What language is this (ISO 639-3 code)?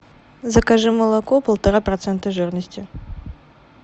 rus